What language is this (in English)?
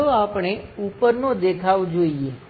Gujarati